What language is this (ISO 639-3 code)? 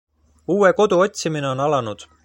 est